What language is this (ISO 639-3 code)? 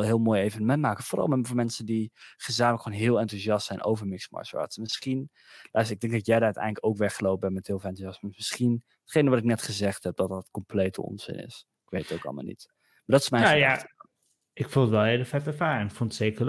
nld